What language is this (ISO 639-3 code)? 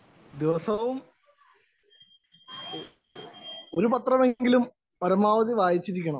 mal